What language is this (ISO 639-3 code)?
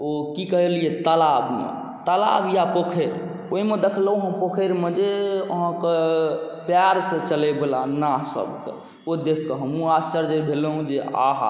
mai